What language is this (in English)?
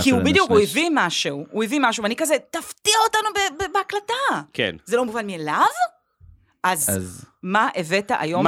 Hebrew